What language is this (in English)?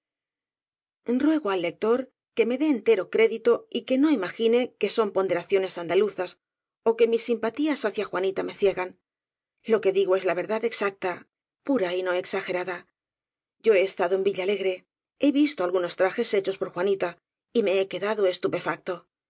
Spanish